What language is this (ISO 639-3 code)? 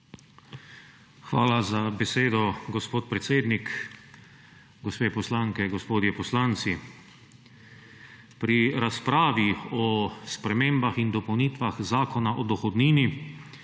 slv